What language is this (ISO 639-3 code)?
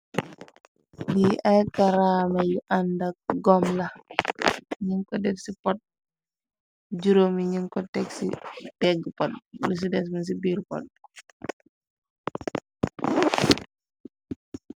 wol